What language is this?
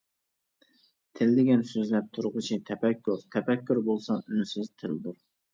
Uyghur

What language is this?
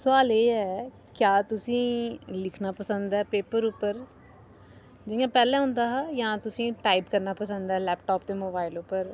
Dogri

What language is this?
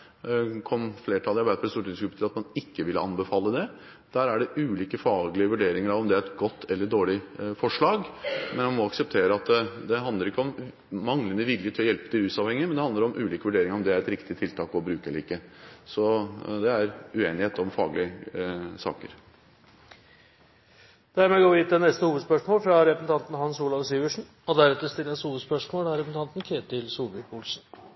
Norwegian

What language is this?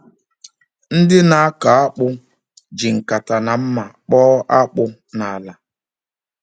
Igbo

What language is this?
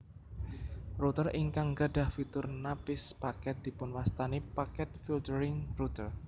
Javanese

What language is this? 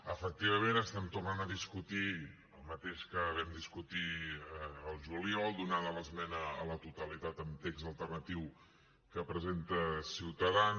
Catalan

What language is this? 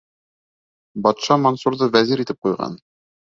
Bashkir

